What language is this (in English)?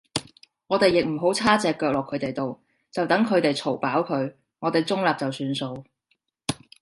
Cantonese